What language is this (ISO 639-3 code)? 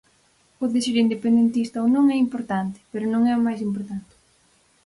glg